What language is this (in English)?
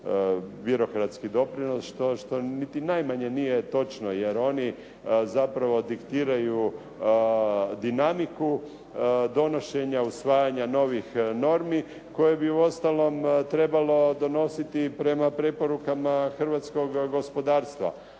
Croatian